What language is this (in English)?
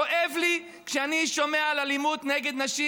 Hebrew